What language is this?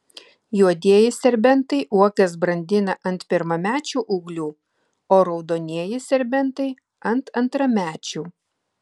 Lithuanian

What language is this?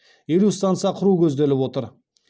Kazakh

